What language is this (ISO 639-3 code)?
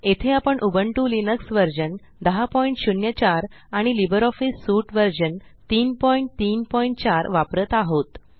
mar